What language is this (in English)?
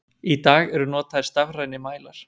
Icelandic